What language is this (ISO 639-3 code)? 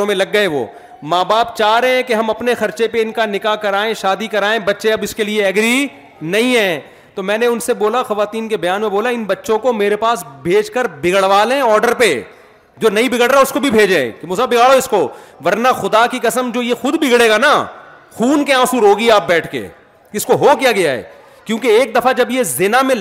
urd